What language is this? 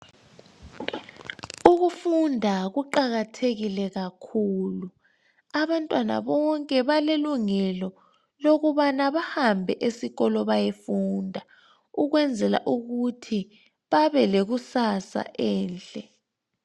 North Ndebele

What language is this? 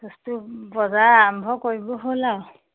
Assamese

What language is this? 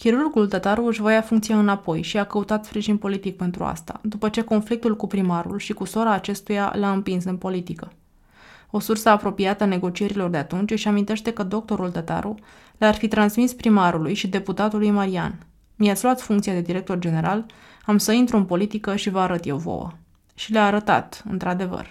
Romanian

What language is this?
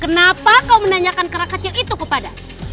Indonesian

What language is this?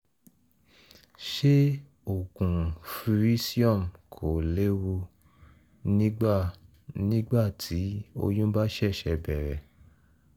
Yoruba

